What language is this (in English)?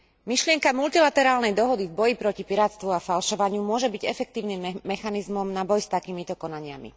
Slovak